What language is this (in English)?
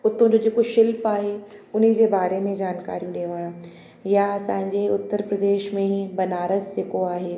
Sindhi